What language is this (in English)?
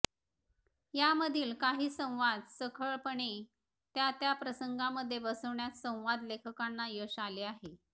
Marathi